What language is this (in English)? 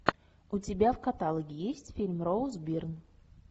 Russian